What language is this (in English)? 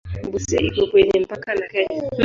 Swahili